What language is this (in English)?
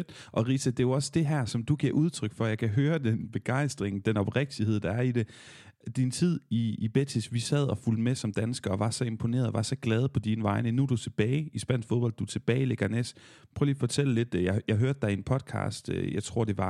Danish